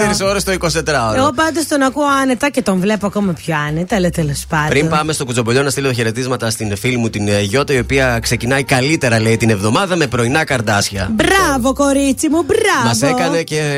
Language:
Greek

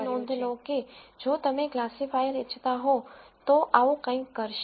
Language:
Gujarati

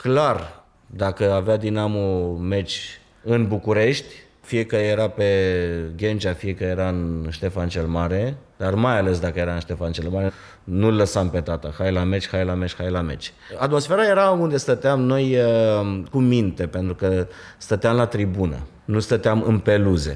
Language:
Romanian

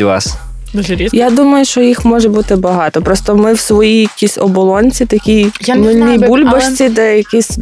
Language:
Ukrainian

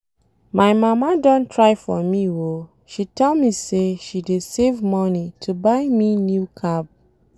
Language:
Nigerian Pidgin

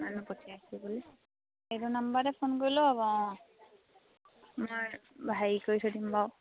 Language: Assamese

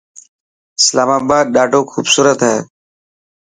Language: Dhatki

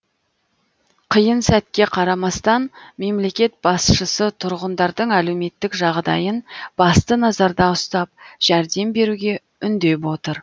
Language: Kazakh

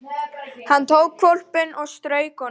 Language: Icelandic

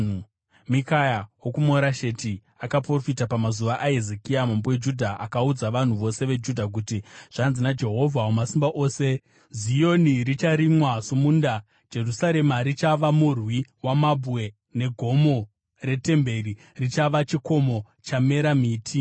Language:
Shona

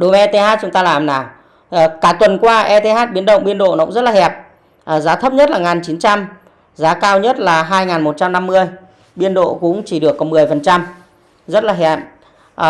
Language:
Vietnamese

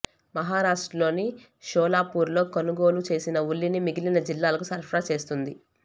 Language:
Telugu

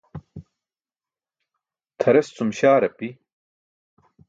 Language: Burushaski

